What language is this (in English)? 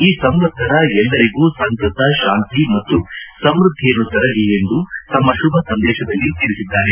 Kannada